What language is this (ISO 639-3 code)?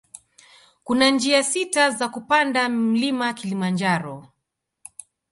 swa